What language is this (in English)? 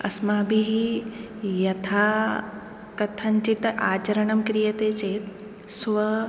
Sanskrit